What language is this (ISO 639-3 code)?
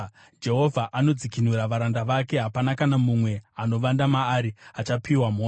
sna